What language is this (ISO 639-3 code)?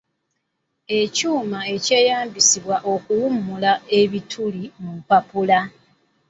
lug